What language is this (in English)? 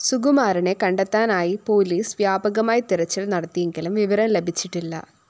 Malayalam